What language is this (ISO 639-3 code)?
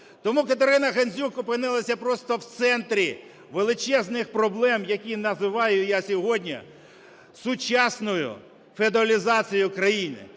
ukr